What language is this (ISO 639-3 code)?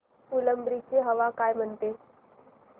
mar